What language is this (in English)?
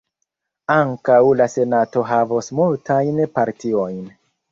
Esperanto